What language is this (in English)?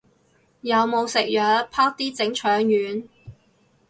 Cantonese